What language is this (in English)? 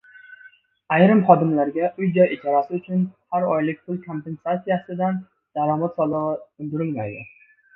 Uzbek